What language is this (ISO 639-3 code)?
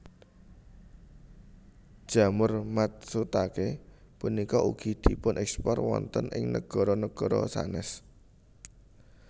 jav